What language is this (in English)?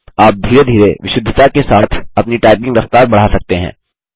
Hindi